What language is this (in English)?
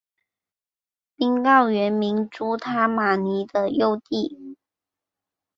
Chinese